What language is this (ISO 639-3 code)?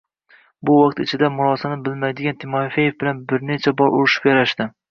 uzb